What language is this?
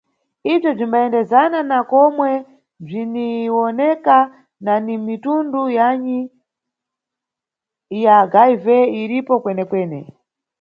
Nyungwe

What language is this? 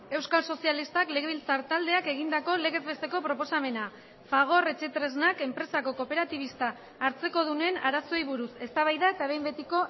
Basque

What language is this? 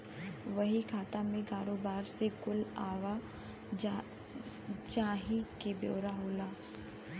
Bhojpuri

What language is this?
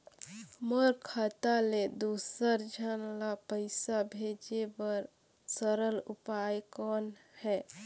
Chhattisgarhi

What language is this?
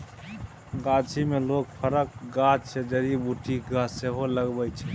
Maithili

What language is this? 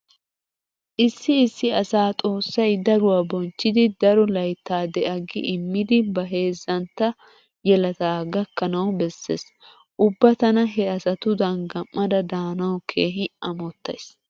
Wolaytta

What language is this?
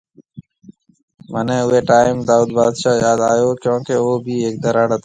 Marwari (Pakistan)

